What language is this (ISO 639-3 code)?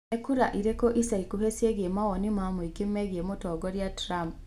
kik